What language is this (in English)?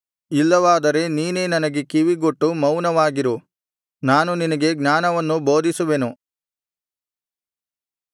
Kannada